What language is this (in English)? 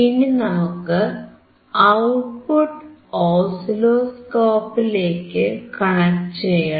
Malayalam